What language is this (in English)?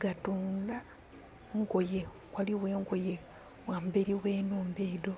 Soga